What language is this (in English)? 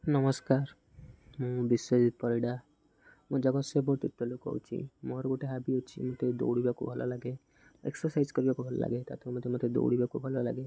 Odia